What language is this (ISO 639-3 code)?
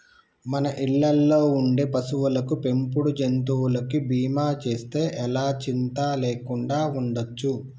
tel